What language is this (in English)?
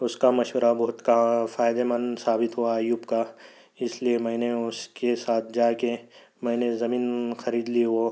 Urdu